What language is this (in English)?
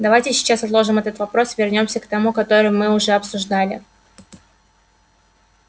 Russian